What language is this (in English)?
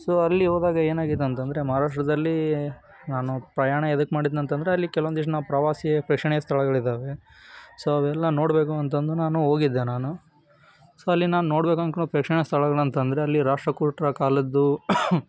Kannada